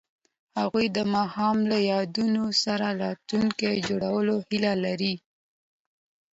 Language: Pashto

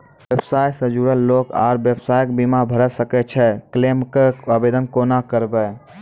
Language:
Maithili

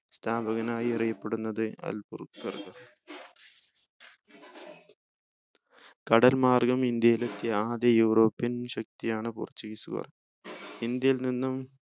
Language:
Malayalam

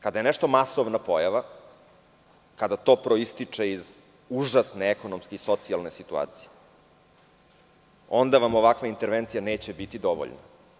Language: Serbian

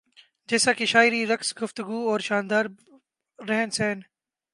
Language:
Urdu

